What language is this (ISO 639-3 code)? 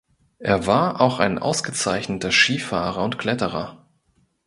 deu